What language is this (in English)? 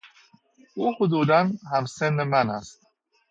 Persian